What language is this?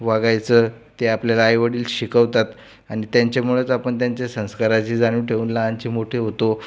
Marathi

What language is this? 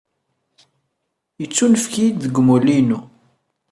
Kabyle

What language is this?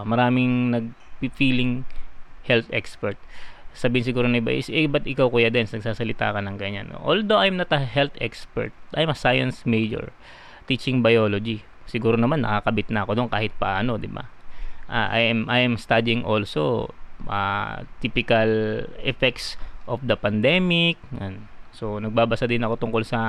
Filipino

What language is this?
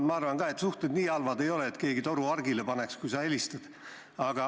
Estonian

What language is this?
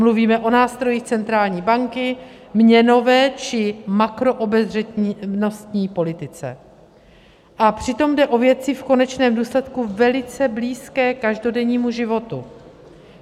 Czech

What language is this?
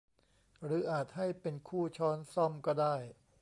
Thai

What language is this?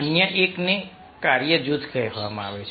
Gujarati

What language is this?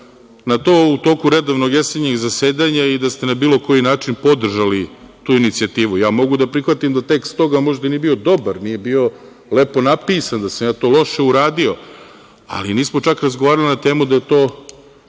Serbian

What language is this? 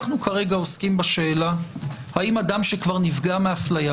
Hebrew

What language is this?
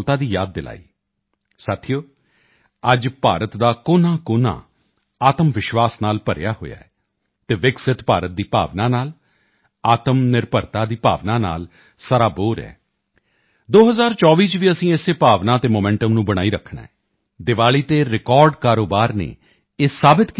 Punjabi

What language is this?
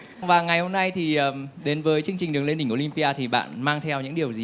Vietnamese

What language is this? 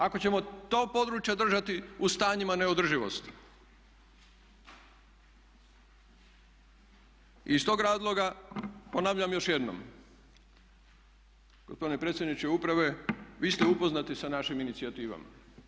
Croatian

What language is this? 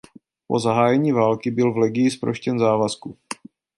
Czech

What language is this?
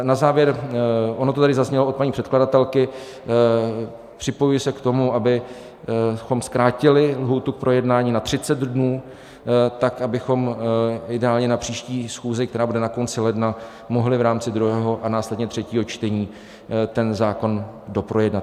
Czech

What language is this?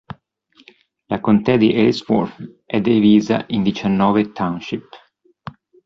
Italian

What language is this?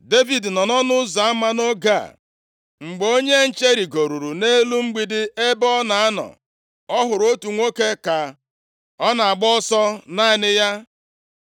Igbo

